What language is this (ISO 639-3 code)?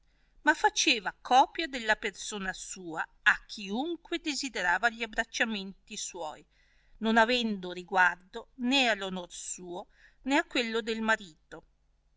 ita